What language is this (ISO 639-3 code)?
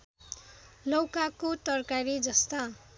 nep